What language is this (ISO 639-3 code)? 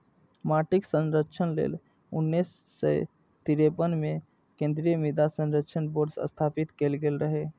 mai